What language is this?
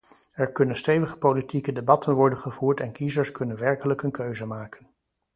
Dutch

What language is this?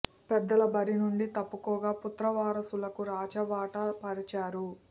Telugu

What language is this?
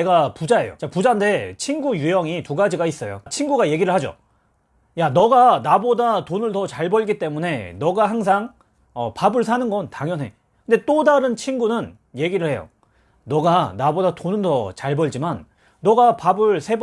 Korean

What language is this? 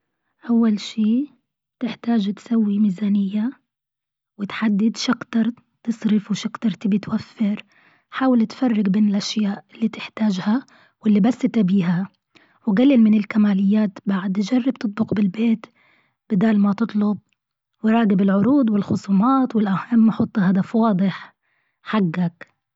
Gulf Arabic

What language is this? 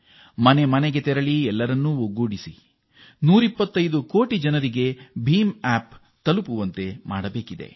Kannada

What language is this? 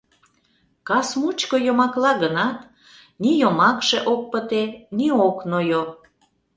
Mari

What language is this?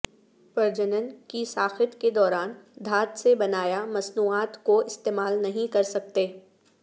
Urdu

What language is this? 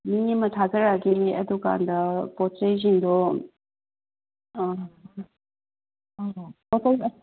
Manipuri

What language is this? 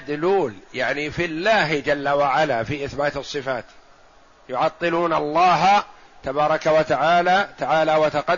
Arabic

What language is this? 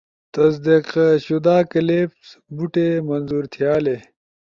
Ushojo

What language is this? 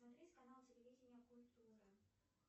Russian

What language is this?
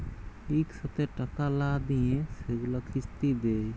Bangla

